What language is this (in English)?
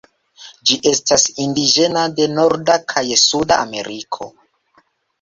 Esperanto